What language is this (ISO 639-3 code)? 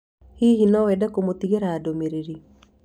kik